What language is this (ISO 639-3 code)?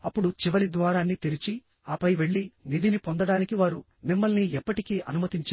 tel